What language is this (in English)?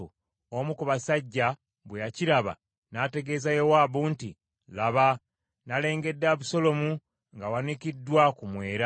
Ganda